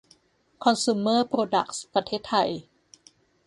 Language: Thai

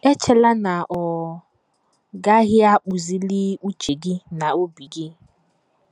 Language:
Igbo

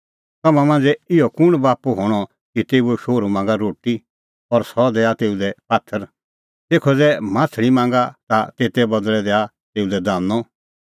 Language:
Kullu Pahari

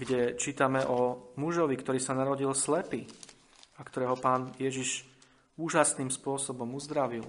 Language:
Slovak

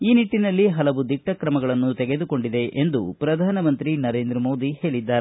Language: Kannada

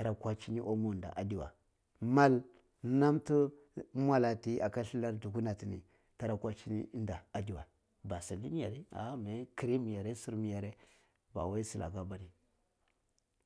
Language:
Cibak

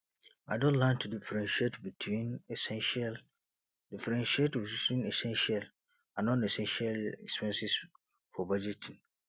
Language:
Nigerian Pidgin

